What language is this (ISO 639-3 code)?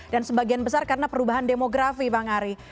ind